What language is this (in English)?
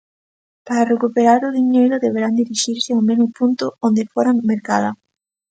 Galician